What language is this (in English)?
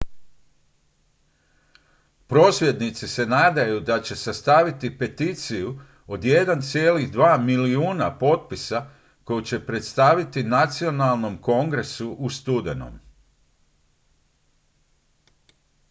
Croatian